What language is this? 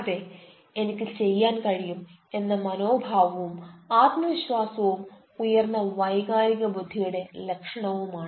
Malayalam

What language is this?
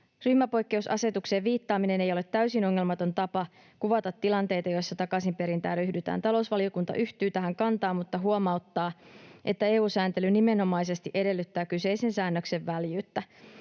Finnish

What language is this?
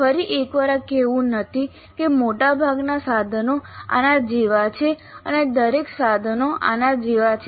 Gujarati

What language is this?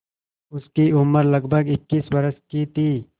Hindi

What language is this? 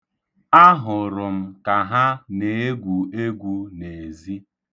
Igbo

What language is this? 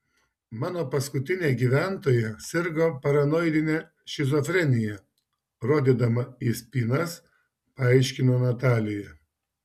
Lithuanian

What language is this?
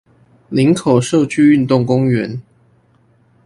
Chinese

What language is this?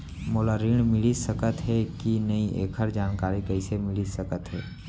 Chhattisgarhi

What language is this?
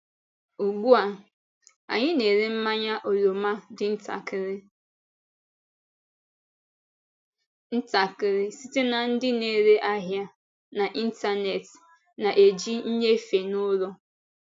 Igbo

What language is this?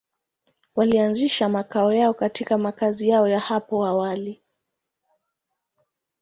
Swahili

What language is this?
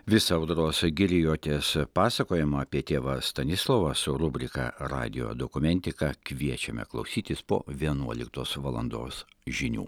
Lithuanian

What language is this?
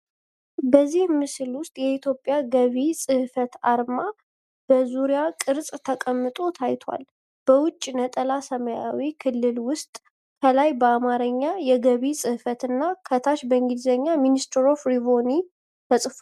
Amharic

